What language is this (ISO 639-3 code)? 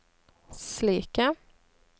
nor